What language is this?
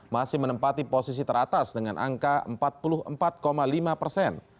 Indonesian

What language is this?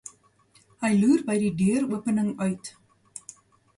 Afrikaans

